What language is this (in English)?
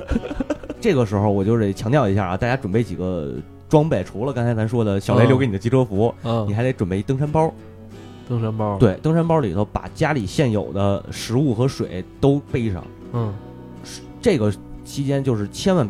Chinese